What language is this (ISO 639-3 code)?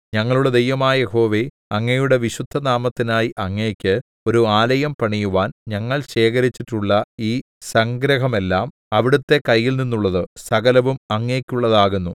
mal